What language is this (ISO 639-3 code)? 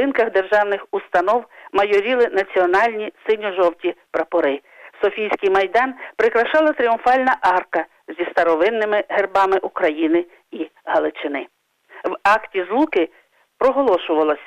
ukr